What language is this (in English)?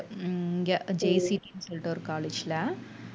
Tamil